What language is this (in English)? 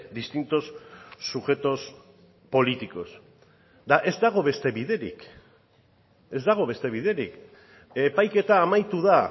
Basque